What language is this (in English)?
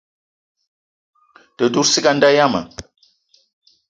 Eton (Cameroon)